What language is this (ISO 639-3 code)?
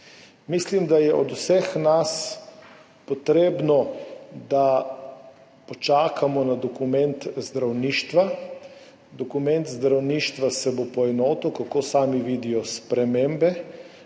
slv